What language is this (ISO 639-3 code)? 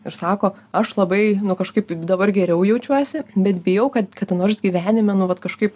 lit